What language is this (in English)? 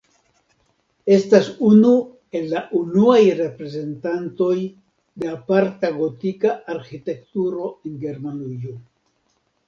Esperanto